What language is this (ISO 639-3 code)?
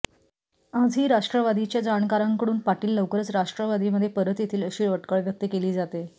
mar